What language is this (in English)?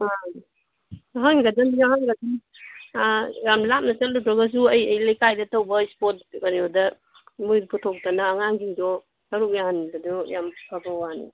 Manipuri